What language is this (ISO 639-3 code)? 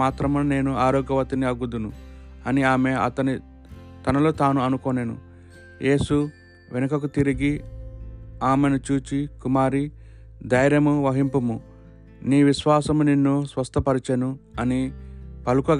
tel